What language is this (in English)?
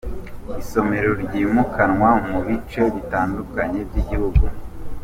Kinyarwanda